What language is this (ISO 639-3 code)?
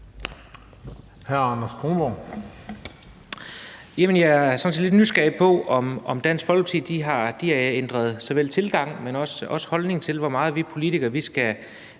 dan